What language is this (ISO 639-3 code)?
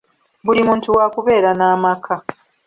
lug